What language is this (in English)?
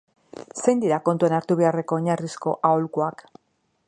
Basque